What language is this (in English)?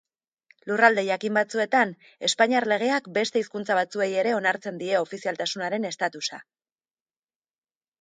Basque